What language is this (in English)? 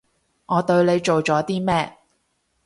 Cantonese